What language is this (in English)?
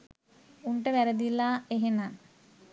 Sinhala